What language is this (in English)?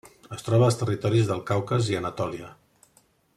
Catalan